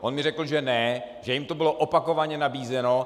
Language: Czech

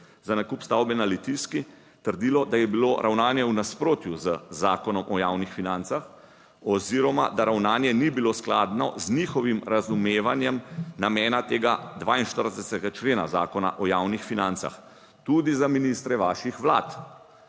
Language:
Slovenian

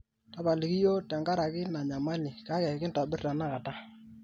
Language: Masai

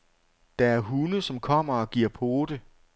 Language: Danish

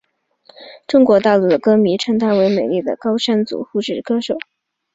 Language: Chinese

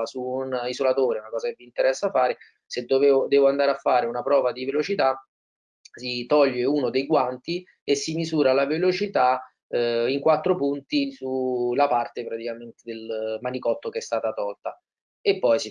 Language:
Italian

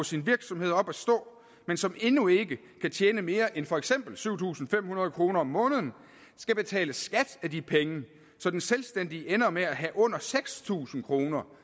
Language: Danish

